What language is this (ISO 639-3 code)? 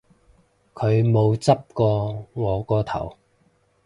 yue